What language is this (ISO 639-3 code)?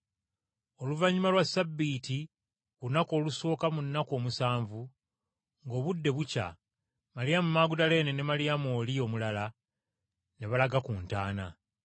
lug